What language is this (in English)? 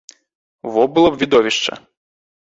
Belarusian